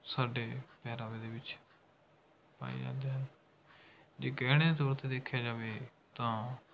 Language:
Punjabi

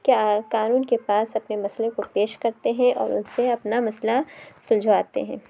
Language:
Urdu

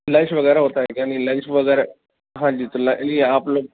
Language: Urdu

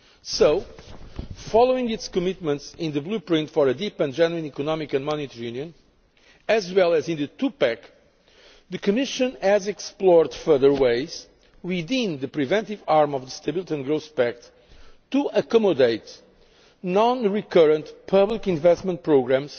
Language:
English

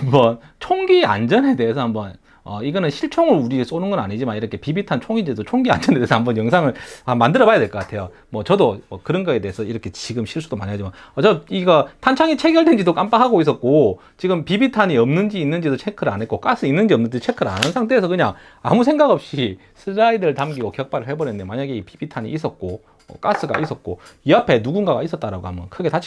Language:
Korean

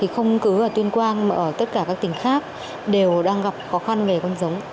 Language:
Vietnamese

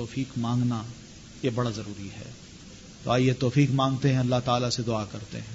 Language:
Urdu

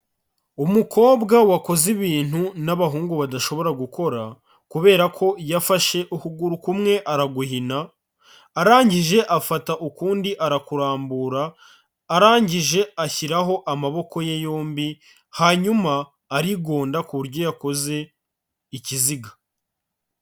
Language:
Kinyarwanda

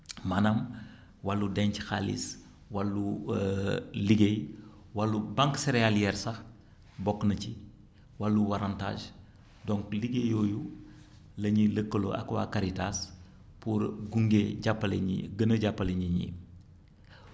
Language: Wolof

